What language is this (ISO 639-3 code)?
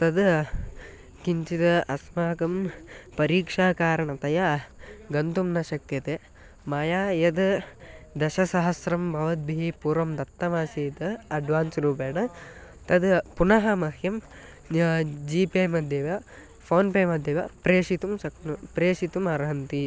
san